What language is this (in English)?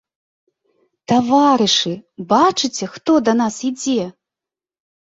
Belarusian